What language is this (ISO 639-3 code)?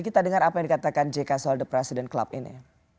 ind